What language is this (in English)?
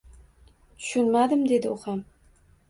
Uzbek